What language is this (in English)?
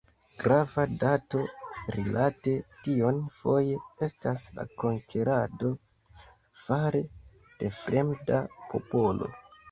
Esperanto